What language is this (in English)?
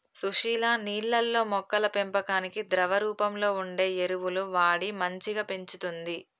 Telugu